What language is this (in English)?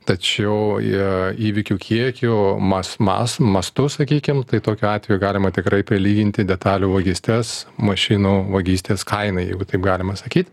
Lithuanian